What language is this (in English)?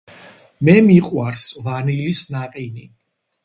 Georgian